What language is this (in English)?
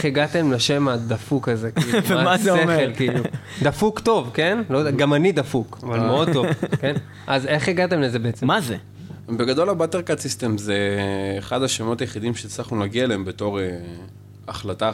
Hebrew